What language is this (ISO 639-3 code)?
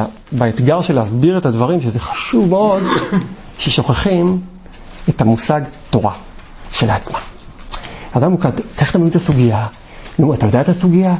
heb